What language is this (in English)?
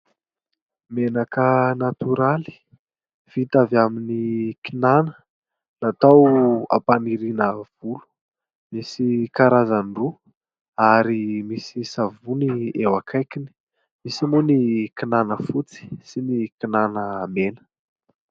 Malagasy